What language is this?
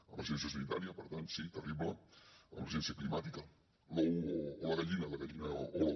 Catalan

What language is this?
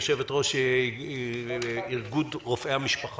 Hebrew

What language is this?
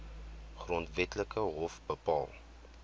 Afrikaans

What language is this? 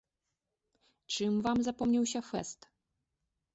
Belarusian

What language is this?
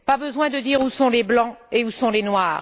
French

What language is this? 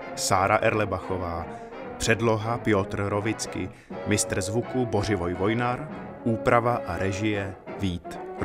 Czech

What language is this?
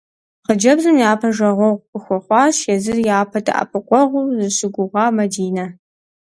Kabardian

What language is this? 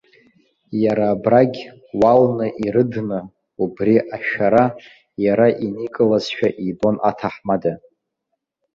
Abkhazian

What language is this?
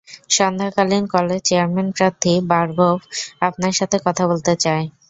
Bangla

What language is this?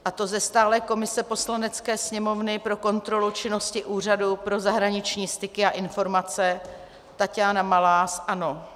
Czech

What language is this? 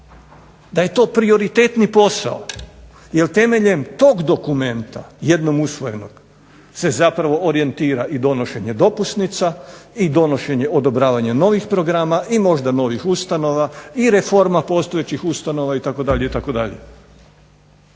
Croatian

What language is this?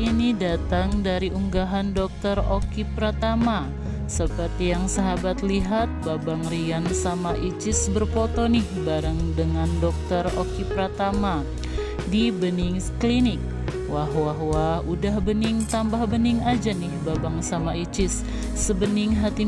Indonesian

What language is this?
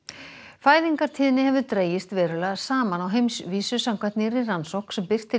Icelandic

